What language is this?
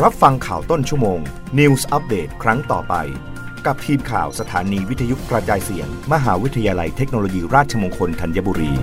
Thai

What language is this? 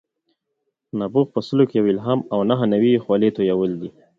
Pashto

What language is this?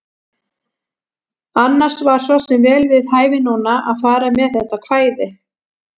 Icelandic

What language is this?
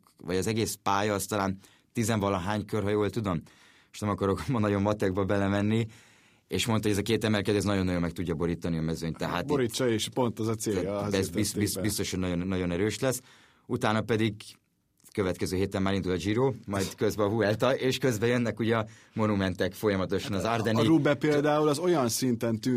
Hungarian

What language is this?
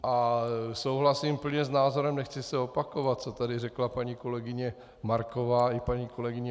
Czech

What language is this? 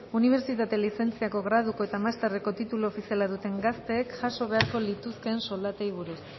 Basque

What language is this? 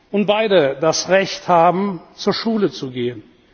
German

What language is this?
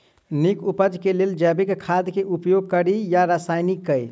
Maithili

